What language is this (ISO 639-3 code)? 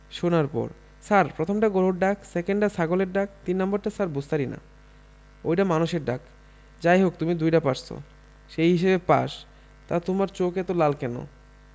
ben